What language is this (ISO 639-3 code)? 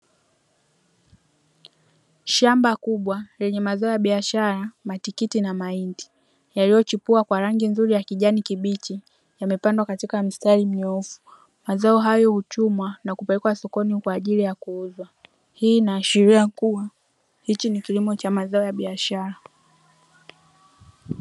swa